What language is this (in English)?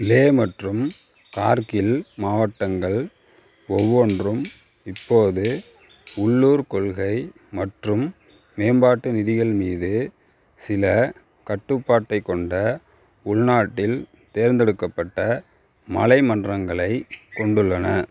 Tamil